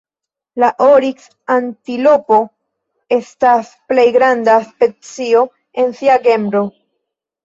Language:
Esperanto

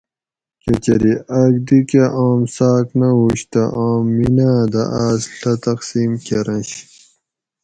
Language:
Gawri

